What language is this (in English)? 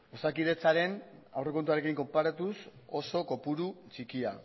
Basque